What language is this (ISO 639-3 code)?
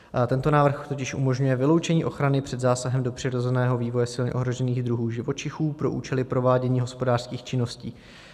ces